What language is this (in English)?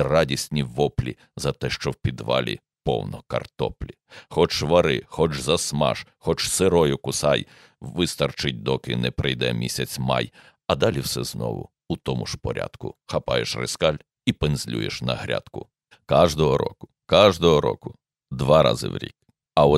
Ukrainian